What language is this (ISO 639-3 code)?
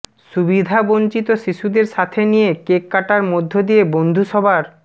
ben